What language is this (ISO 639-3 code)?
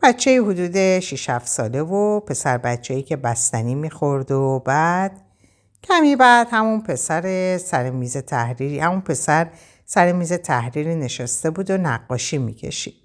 fas